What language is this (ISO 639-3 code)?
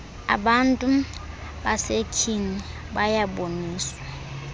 xho